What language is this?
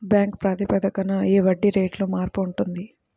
Telugu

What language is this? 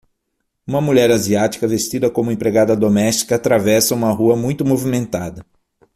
Portuguese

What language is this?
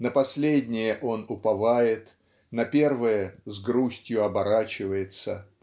Russian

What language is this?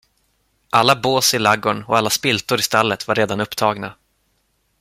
Swedish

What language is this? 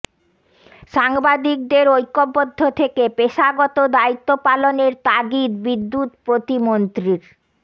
Bangla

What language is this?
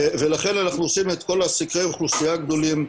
Hebrew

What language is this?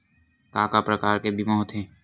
Chhattisgarhi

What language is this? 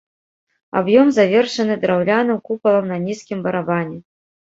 Belarusian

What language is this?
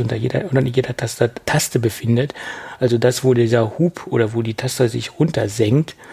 German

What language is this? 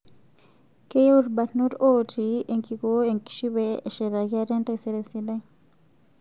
Masai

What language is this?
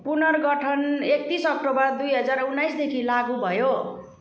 Nepali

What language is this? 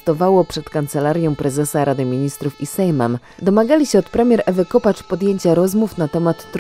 Polish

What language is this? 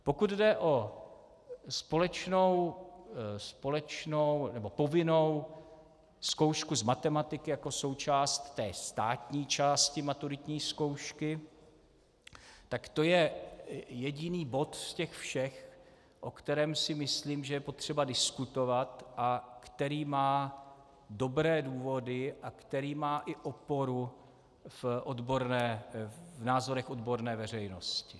Czech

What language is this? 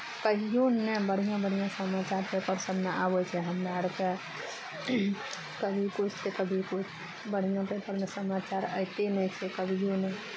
Maithili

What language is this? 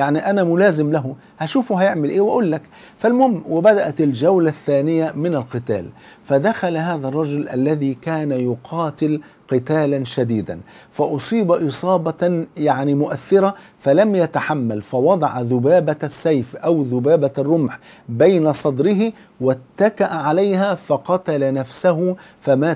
Arabic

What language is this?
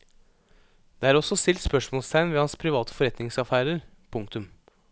Norwegian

